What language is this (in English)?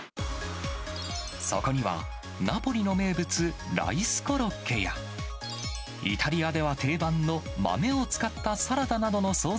Japanese